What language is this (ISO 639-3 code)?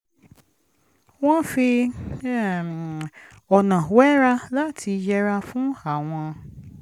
yor